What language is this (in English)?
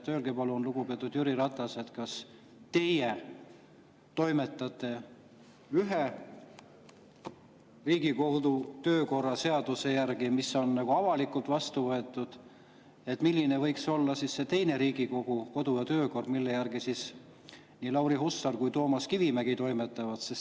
Estonian